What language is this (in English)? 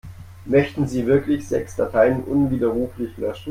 German